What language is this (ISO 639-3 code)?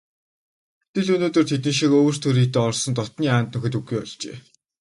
mon